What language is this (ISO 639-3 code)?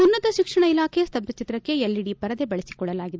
kan